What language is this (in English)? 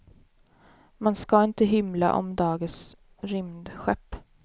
Swedish